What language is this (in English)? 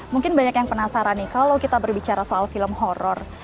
Indonesian